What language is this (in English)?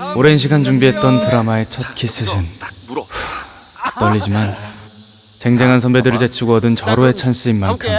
Korean